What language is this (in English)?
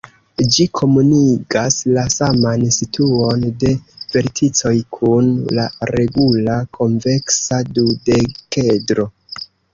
Esperanto